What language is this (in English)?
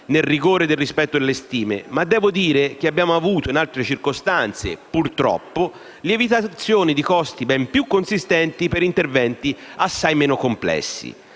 Italian